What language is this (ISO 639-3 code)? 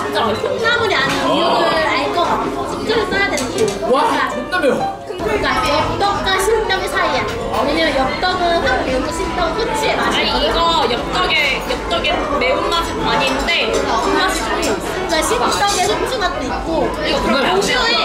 kor